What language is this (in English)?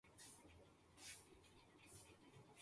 Urdu